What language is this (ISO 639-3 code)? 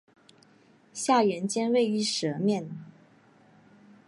zho